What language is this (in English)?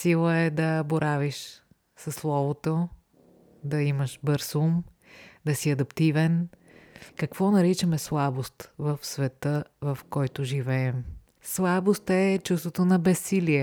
Bulgarian